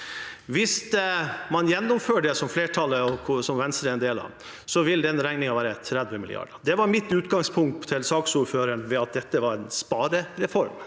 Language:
Norwegian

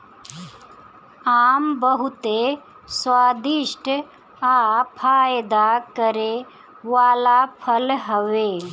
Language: Bhojpuri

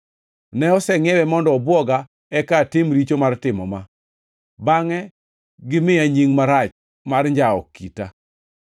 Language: Luo (Kenya and Tanzania)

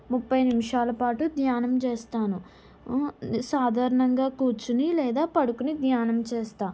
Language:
Telugu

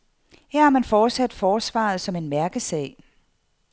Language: Danish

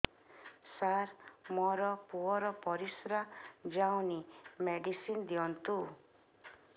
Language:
Odia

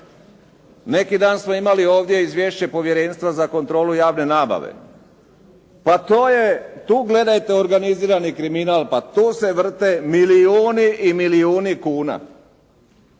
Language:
Croatian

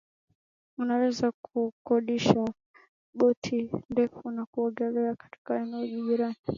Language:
Swahili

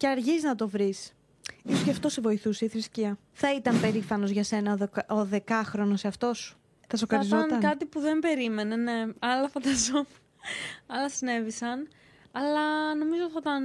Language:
Greek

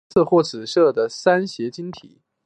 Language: Chinese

